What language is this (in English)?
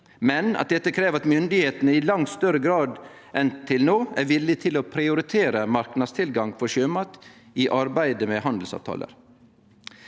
Norwegian